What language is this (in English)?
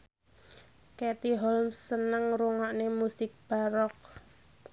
Javanese